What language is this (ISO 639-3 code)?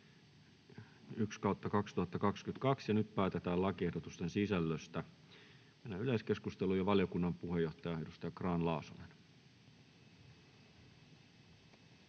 fin